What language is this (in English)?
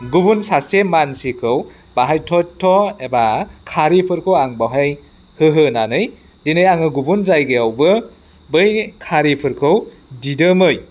Bodo